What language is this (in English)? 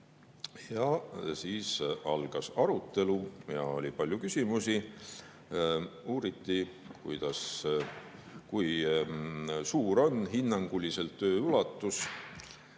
Estonian